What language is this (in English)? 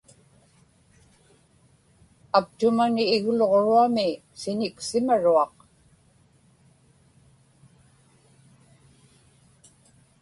Inupiaq